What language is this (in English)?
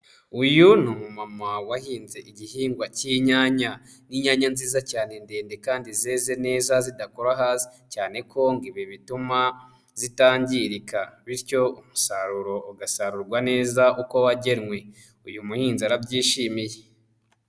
Kinyarwanda